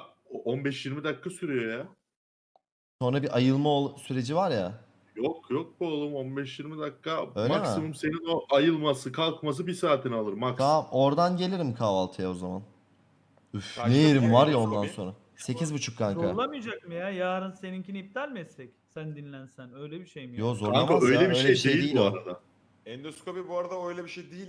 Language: Turkish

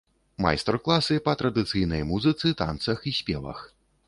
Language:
Belarusian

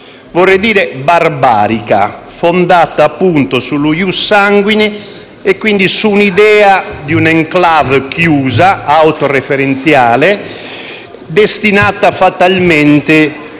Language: Italian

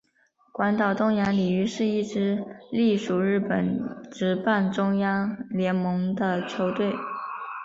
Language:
Chinese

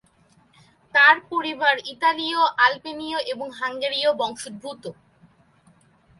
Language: Bangla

